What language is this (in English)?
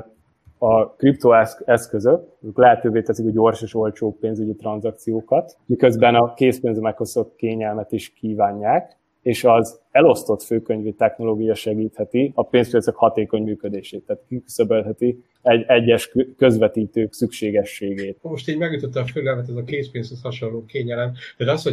Hungarian